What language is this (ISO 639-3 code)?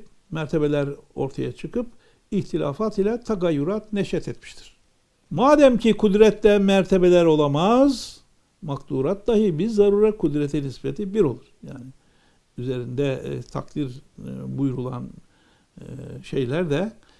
tur